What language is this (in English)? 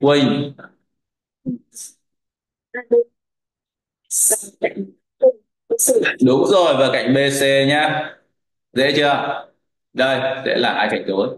Vietnamese